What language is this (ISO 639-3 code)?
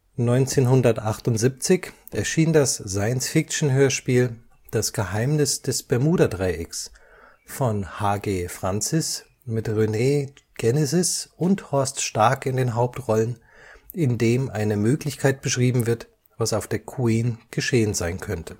deu